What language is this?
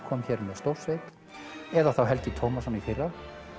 Icelandic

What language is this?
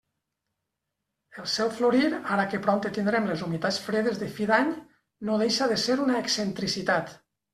Catalan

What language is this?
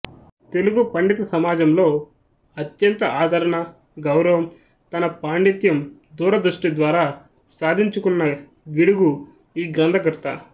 Telugu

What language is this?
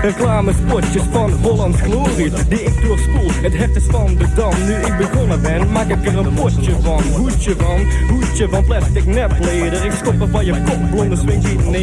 Dutch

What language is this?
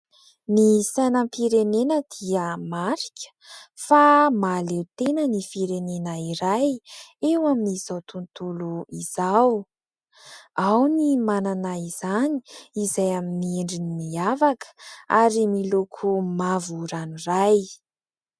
Malagasy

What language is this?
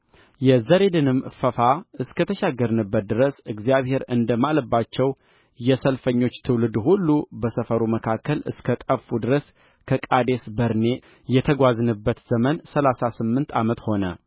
Amharic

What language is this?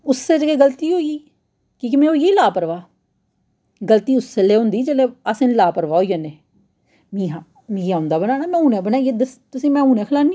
Dogri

